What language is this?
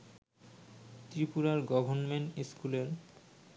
Bangla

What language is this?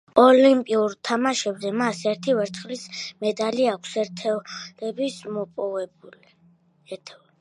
Georgian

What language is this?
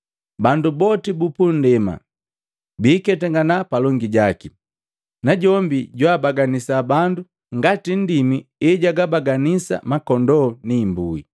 Matengo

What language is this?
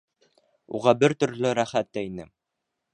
Bashkir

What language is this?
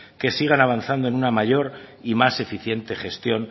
Spanish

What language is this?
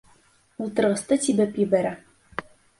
Bashkir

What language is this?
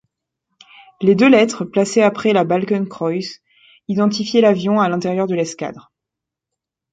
French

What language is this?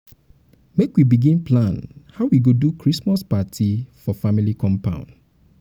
Nigerian Pidgin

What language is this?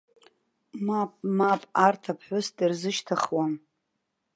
Abkhazian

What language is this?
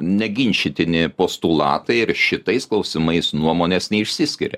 Lithuanian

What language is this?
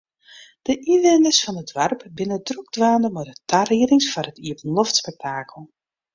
Western Frisian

